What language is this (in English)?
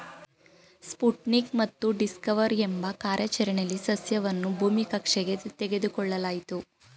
Kannada